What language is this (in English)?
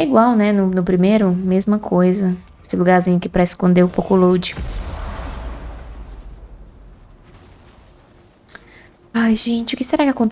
Portuguese